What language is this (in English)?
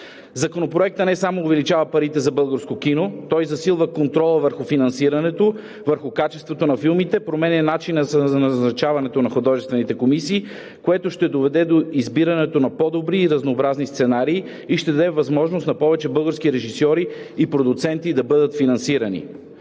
Bulgarian